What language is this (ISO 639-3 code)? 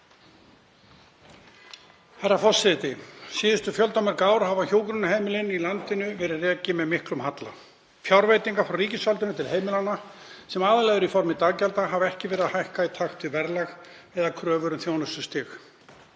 isl